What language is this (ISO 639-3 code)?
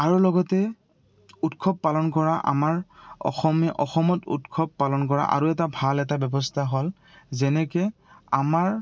asm